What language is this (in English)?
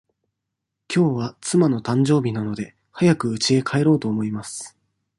Japanese